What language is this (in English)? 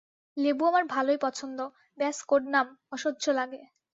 Bangla